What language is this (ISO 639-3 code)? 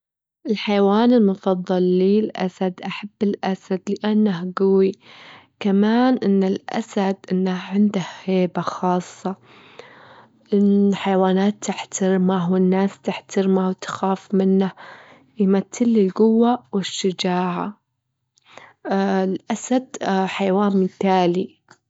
afb